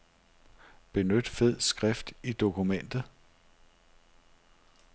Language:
Danish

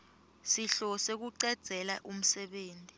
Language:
Swati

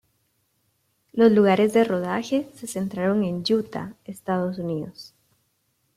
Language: Spanish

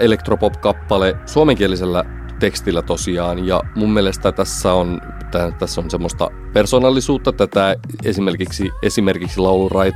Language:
Finnish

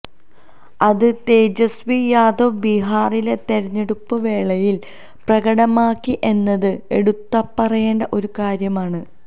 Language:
Malayalam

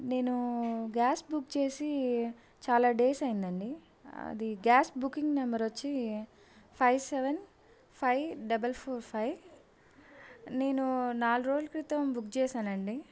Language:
Telugu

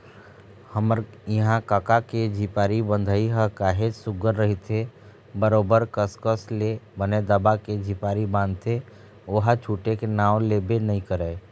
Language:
Chhattisgarhi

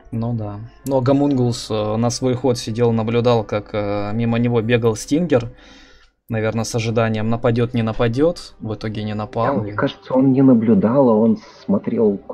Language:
Russian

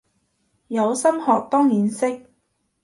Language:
Cantonese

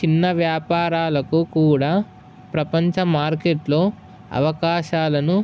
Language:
Telugu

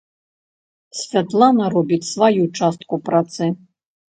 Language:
Belarusian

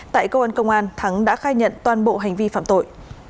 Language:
Vietnamese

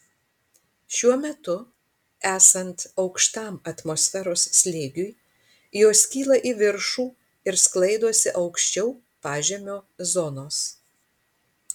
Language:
Lithuanian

